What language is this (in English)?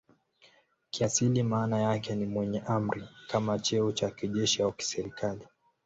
Swahili